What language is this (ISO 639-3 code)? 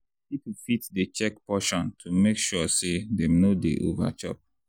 pcm